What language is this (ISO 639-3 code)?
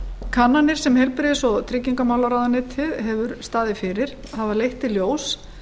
isl